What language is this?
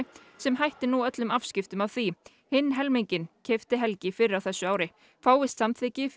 Icelandic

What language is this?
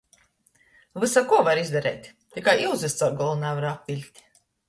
Latgalian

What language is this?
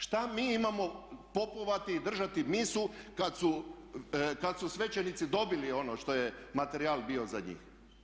Croatian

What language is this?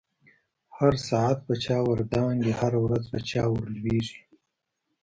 Pashto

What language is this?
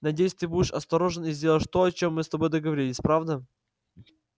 Russian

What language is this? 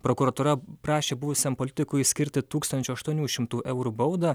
Lithuanian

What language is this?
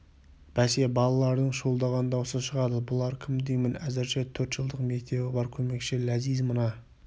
Kazakh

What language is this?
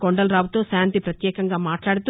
Telugu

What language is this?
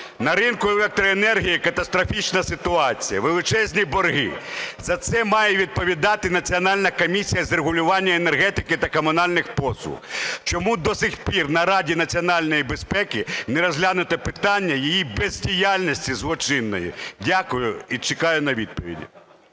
Ukrainian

